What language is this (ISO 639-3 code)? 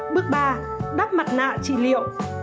vie